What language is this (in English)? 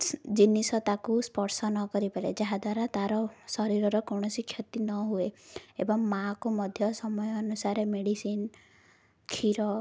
Odia